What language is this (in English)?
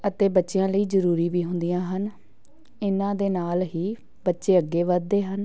Punjabi